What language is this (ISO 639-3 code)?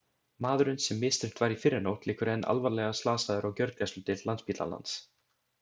isl